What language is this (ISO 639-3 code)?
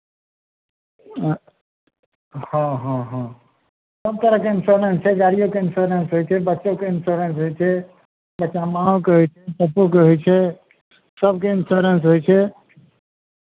mai